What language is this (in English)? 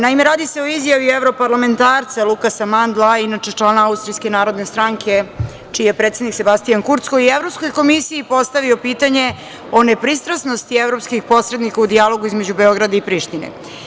Serbian